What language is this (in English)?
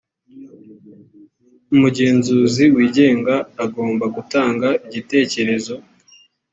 Kinyarwanda